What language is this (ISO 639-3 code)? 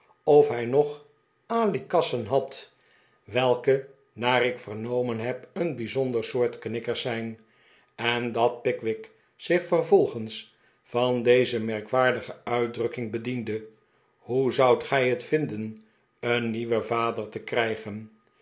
nld